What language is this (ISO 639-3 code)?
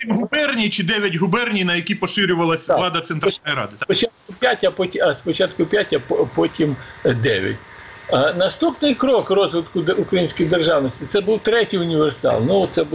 ukr